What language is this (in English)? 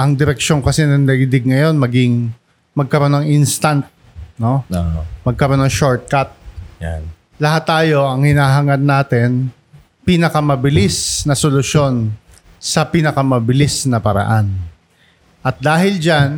Filipino